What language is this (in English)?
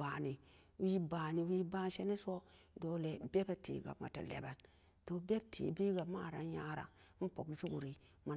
Samba Daka